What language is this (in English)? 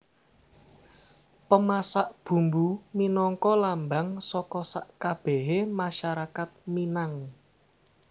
Javanese